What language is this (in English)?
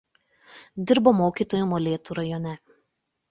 Lithuanian